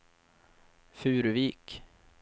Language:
Swedish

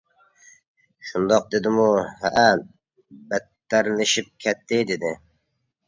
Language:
Uyghur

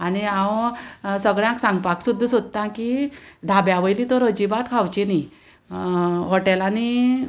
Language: Konkani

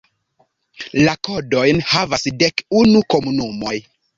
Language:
Esperanto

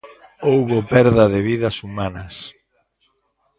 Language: Galician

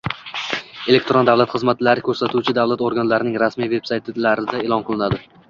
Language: Uzbek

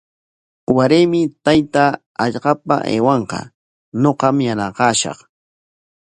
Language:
Corongo Ancash Quechua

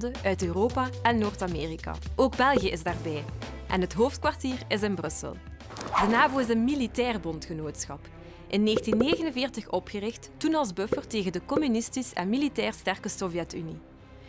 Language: Dutch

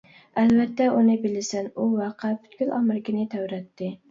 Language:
Uyghur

